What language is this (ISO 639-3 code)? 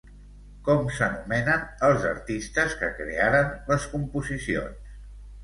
cat